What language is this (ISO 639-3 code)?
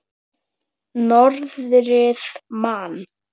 isl